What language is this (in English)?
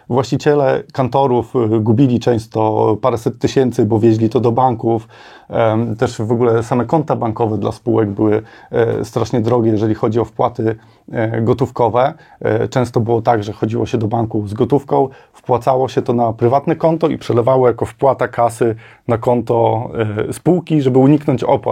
Polish